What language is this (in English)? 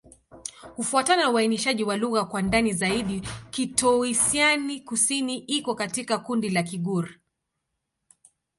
Swahili